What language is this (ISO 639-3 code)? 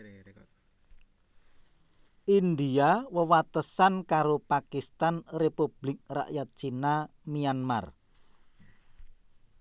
jav